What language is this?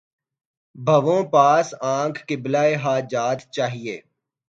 Urdu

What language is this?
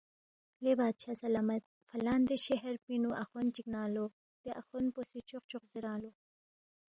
Balti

